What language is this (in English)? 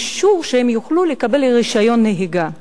Hebrew